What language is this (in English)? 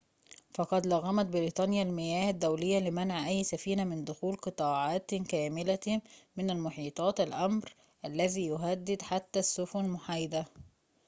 Arabic